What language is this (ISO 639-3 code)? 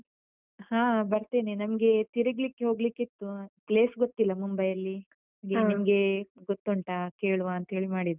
kan